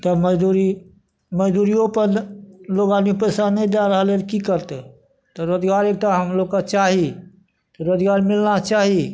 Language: Maithili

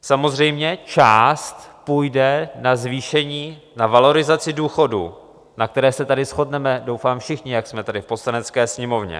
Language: Czech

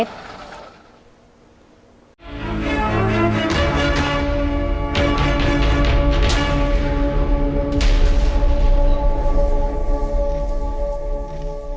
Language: Vietnamese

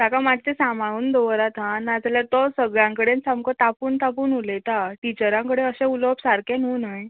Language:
Konkani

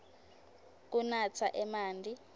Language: Swati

